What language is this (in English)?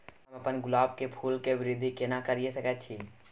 Maithili